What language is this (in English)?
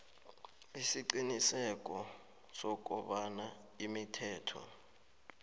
South Ndebele